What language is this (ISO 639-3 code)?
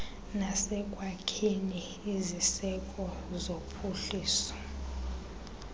xho